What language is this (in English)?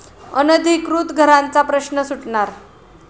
Marathi